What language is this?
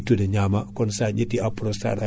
Fula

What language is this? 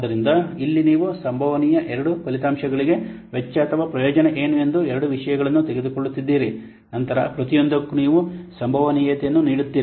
Kannada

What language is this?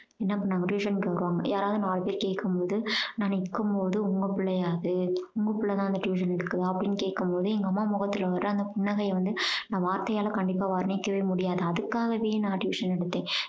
Tamil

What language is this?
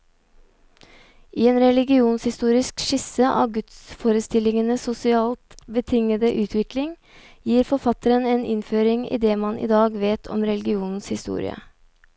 Norwegian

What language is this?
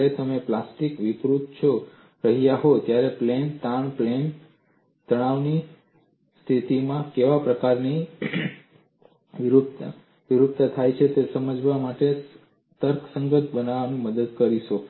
Gujarati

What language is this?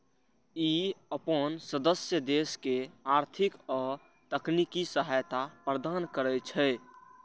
Maithili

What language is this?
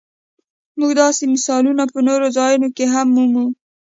Pashto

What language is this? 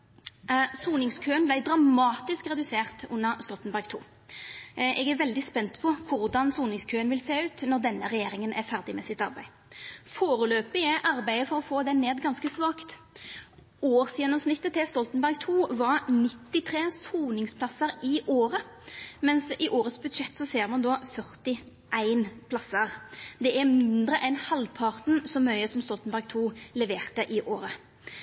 Norwegian Nynorsk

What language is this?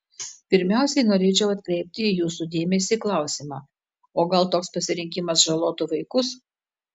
Lithuanian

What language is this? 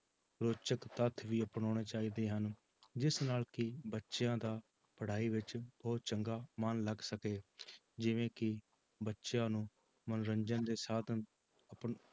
Punjabi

